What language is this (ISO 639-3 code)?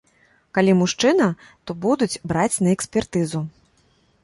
bel